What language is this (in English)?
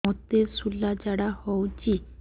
Odia